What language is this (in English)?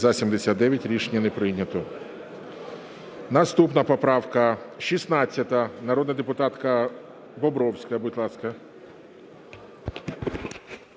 Ukrainian